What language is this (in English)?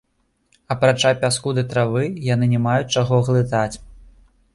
Belarusian